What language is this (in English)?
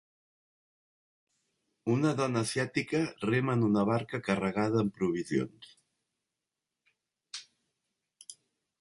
Catalan